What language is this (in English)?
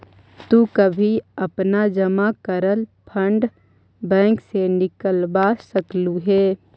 Magahi